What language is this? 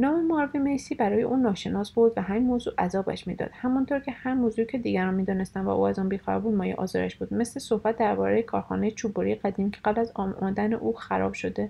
Persian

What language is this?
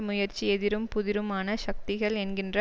Tamil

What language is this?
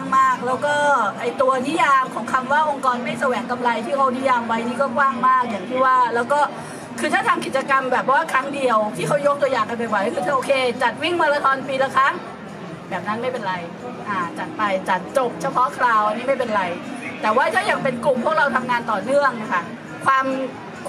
Thai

